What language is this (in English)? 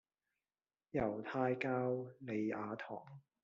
Cantonese